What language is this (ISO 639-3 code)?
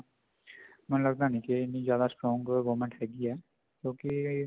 pan